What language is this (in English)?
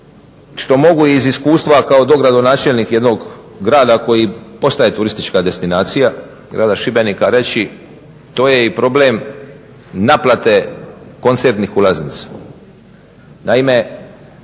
Croatian